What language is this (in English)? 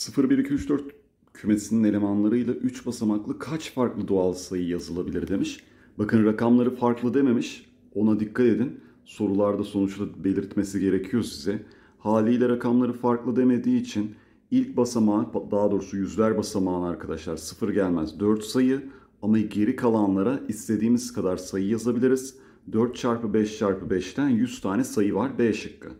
Turkish